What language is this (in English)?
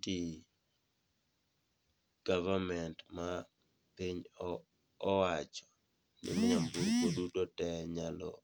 Luo (Kenya and Tanzania)